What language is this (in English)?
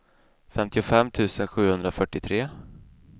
Swedish